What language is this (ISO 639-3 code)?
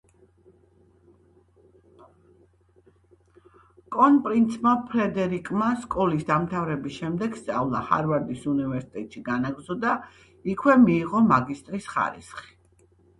kat